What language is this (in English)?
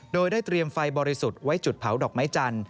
Thai